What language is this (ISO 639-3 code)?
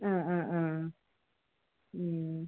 mal